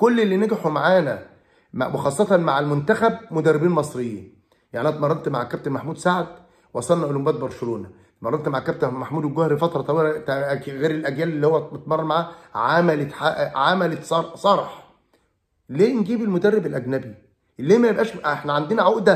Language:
Arabic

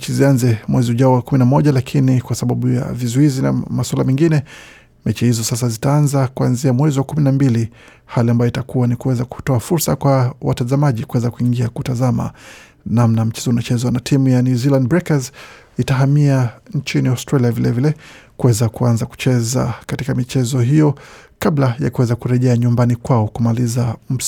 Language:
Swahili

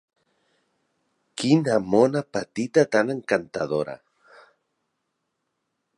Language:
Catalan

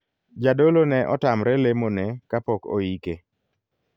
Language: Luo (Kenya and Tanzania)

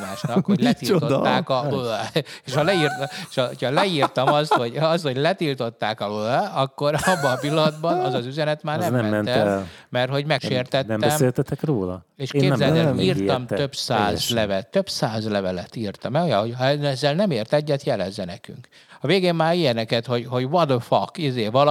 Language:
Hungarian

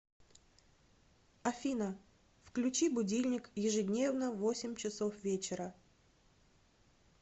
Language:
Russian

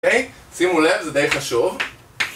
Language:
Hebrew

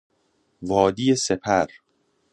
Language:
Persian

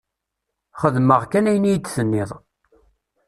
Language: Kabyle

